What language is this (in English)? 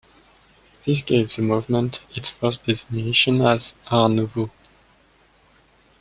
English